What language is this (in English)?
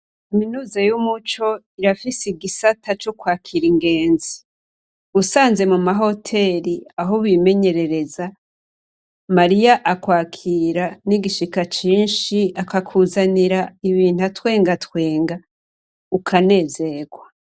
Rundi